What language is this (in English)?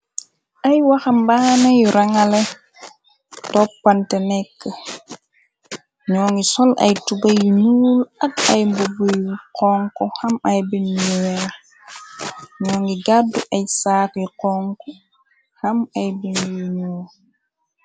Wolof